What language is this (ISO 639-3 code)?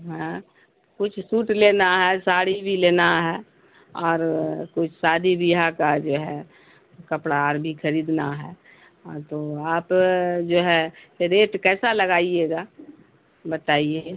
urd